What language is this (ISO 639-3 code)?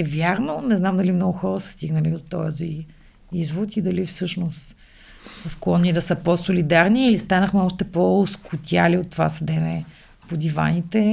bul